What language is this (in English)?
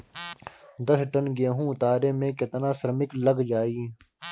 Bhojpuri